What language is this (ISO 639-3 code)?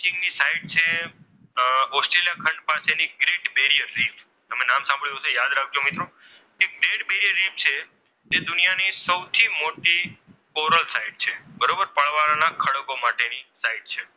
guj